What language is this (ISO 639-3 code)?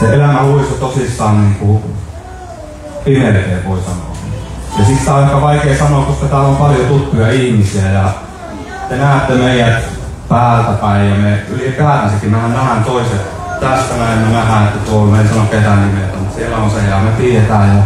fin